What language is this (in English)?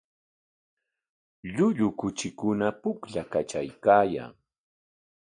Corongo Ancash Quechua